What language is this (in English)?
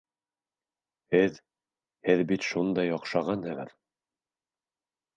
Bashkir